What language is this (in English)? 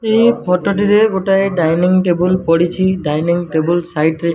Odia